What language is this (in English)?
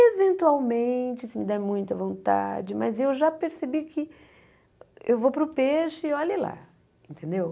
Portuguese